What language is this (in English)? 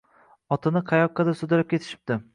Uzbek